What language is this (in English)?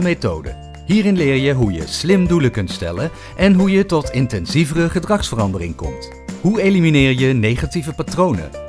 Dutch